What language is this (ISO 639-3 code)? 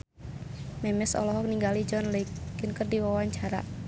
sun